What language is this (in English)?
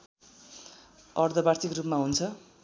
Nepali